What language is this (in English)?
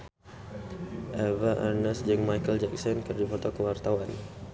Sundanese